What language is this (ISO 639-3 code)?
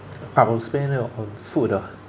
eng